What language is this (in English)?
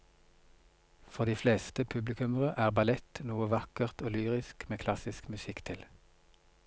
Norwegian